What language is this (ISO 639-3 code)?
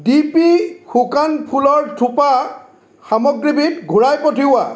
asm